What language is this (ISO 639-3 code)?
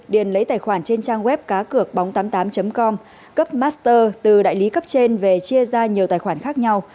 vie